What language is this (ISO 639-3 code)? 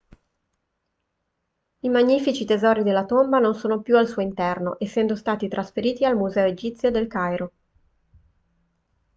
ita